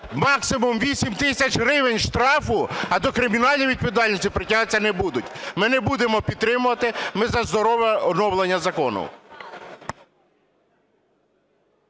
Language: Ukrainian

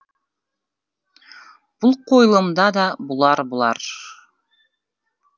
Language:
Kazakh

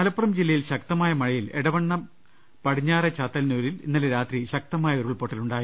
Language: Malayalam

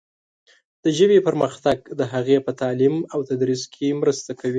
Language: Pashto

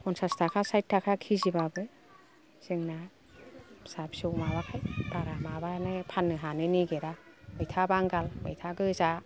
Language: Bodo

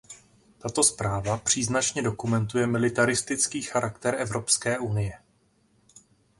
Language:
Czech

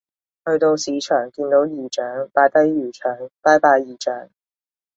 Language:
Cantonese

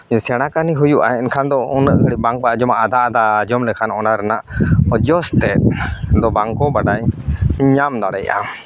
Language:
Santali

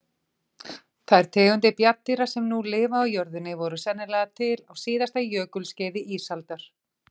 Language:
Icelandic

